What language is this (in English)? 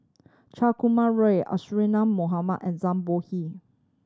English